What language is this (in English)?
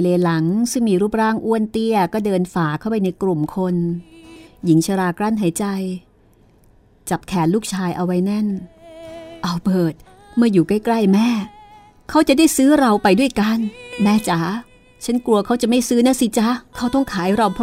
Thai